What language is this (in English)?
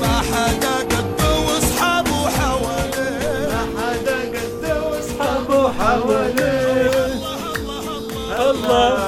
Arabic